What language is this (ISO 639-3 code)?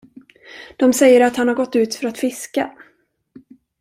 swe